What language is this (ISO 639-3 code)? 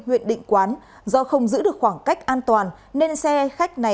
vie